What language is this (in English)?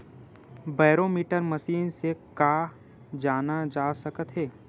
Chhattisgarhi